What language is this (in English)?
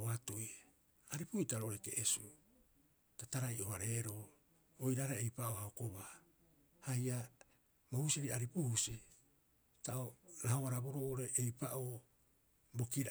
Rapoisi